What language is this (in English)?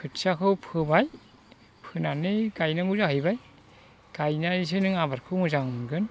Bodo